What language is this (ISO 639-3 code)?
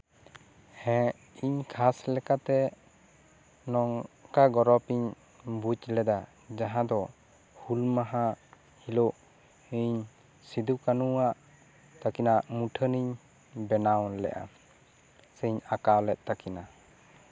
sat